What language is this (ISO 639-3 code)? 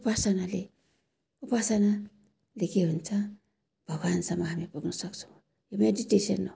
nep